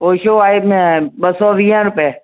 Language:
Sindhi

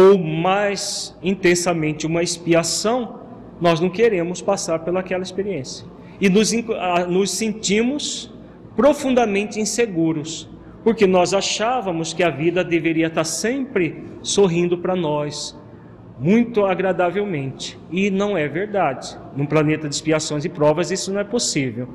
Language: Portuguese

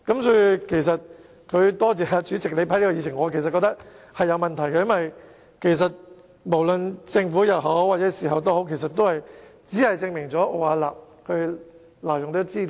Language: Cantonese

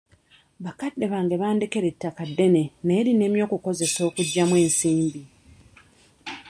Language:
Ganda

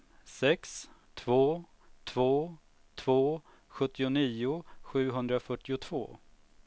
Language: Swedish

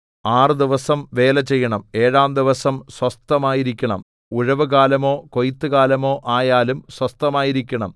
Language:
Malayalam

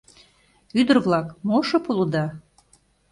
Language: Mari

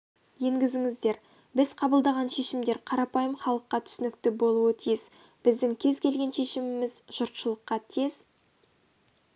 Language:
Kazakh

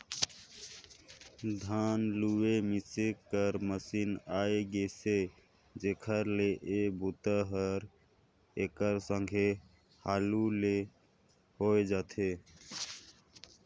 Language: Chhattisgarhi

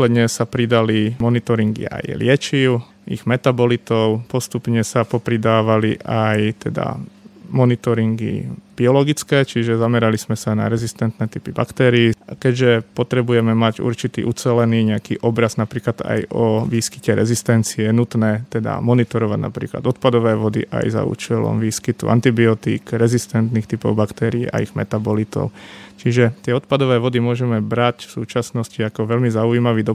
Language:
Slovak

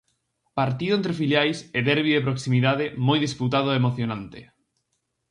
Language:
Galician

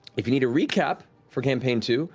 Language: English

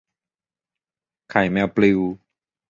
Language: Thai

